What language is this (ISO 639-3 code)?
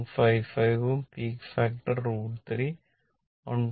mal